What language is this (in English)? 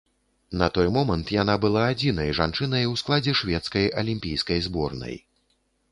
Belarusian